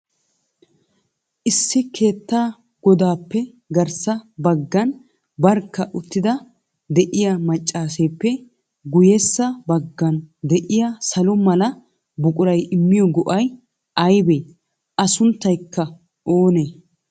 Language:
Wolaytta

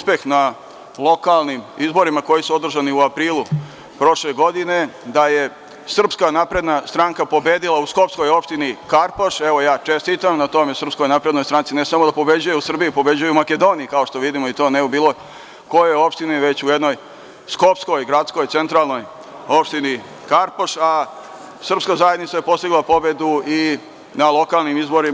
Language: Serbian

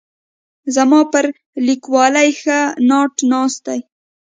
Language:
Pashto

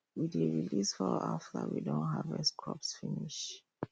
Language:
Nigerian Pidgin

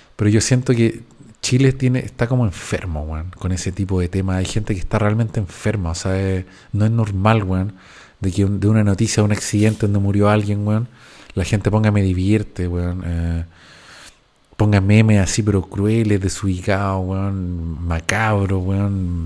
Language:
Spanish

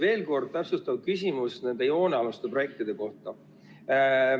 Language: Estonian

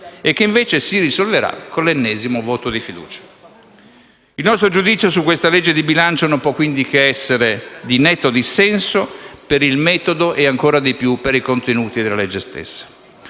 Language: Italian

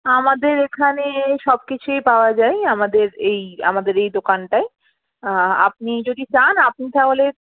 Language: Bangla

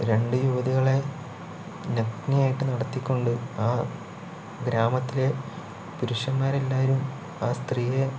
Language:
Malayalam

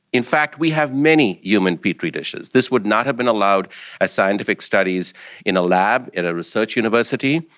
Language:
English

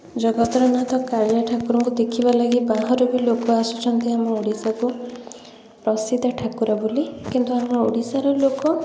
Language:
Odia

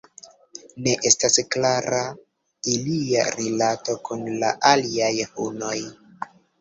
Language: Esperanto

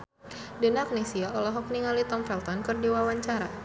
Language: Sundanese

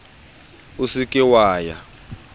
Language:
Southern Sotho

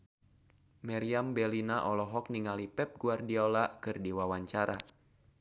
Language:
Sundanese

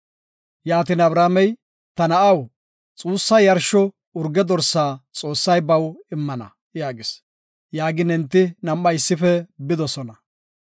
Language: Gofa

